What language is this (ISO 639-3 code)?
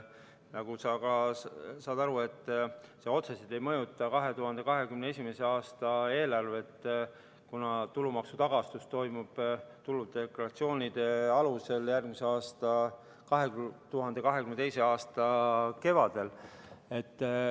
est